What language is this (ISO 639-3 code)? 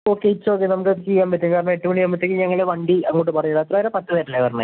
mal